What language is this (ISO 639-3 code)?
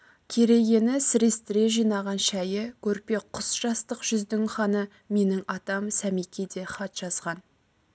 kaz